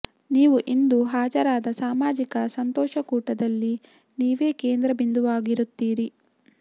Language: Kannada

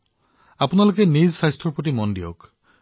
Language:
Assamese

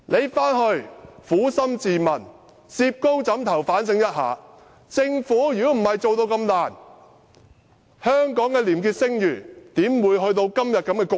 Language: Cantonese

